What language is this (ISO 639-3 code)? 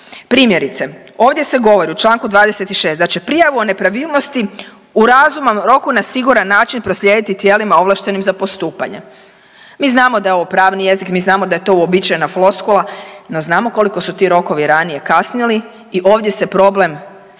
hrv